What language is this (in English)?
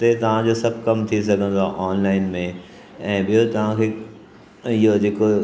Sindhi